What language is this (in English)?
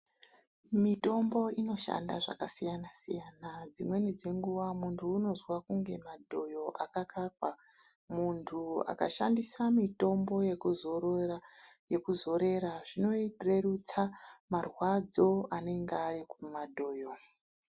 Ndau